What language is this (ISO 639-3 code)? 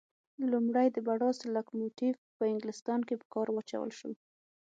pus